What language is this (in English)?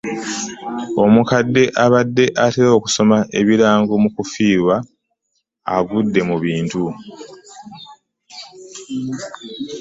Ganda